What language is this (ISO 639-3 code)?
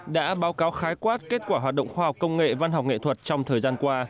vie